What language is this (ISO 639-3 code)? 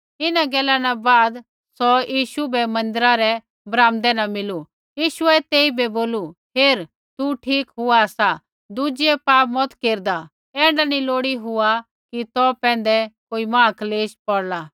kfx